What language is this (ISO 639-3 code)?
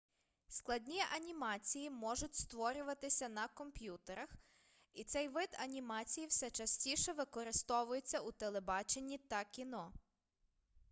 ukr